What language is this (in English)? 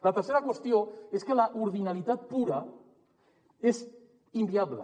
Catalan